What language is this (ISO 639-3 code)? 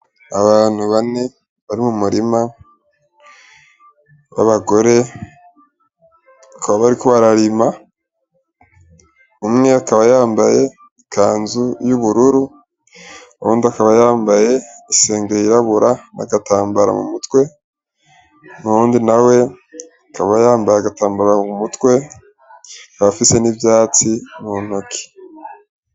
run